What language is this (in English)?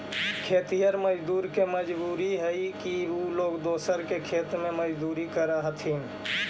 Magahi